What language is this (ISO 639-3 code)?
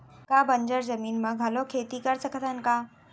hne